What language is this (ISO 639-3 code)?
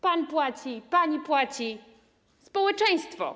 pol